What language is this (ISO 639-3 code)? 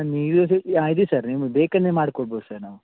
kan